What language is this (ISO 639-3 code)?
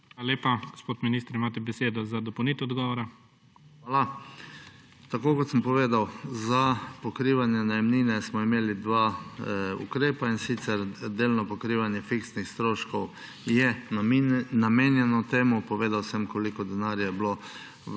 slv